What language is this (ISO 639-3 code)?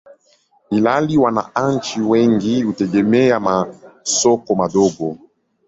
swa